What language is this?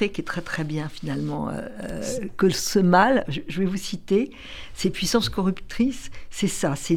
French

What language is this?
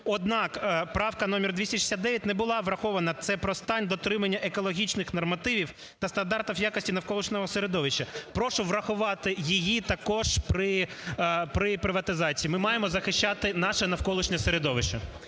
Ukrainian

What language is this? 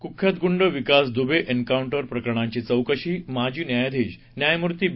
Marathi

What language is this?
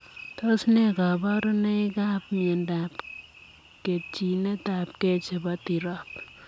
Kalenjin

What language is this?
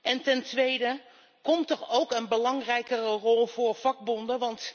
Dutch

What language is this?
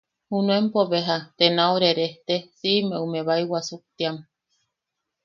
Yaqui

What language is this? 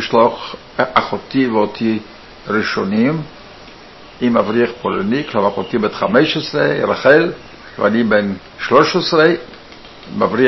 Hebrew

